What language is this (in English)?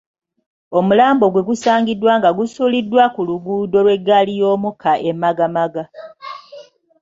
Ganda